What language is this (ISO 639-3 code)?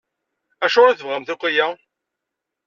kab